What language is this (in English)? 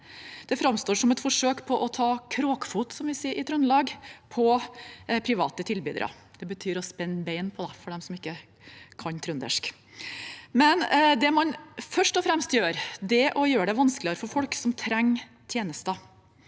Norwegian